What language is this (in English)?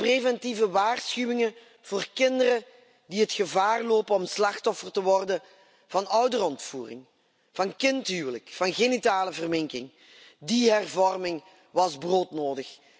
Dutch